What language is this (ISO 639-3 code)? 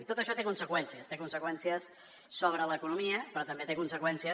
cat